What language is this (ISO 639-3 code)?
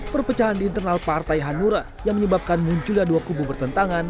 ind